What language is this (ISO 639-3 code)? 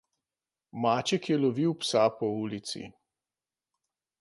slv